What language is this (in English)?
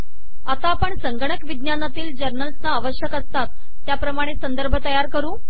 Marathi